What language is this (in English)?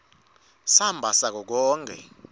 Swati